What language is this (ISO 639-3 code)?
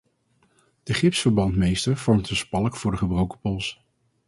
nld